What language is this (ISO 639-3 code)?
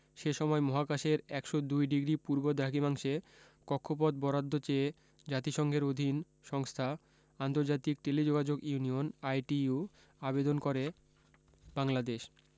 ben